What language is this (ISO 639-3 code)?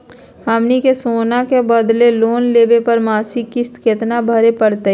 mag